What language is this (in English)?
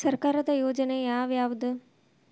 Kannada